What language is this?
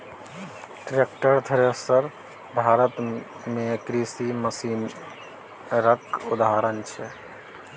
Maithili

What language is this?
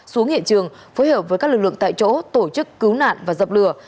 Vietnamese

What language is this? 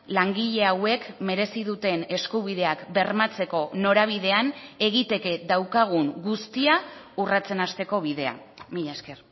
Basque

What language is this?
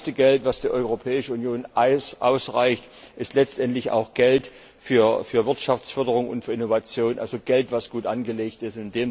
German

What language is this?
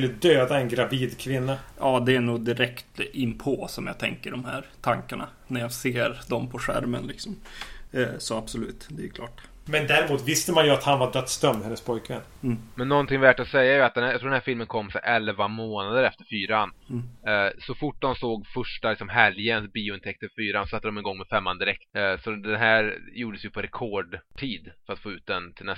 Swedish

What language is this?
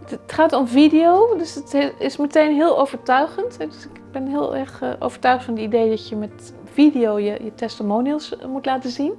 Dutch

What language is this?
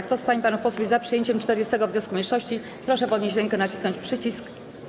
Polish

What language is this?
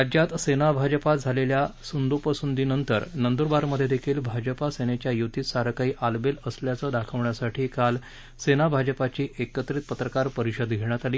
Marathi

